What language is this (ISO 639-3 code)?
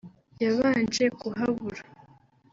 kin